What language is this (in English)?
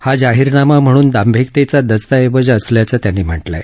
Marathi